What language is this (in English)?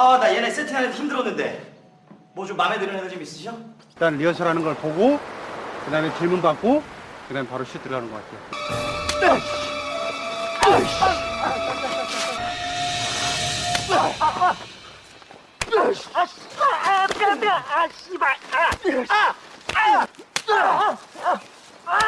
Korean